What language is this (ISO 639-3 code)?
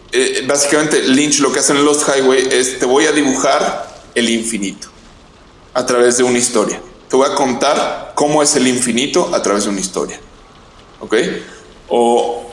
spa